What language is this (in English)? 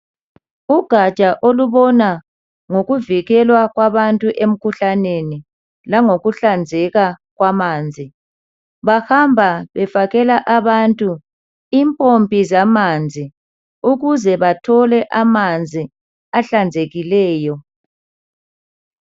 North Ndebele